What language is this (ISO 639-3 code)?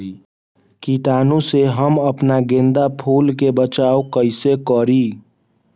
mag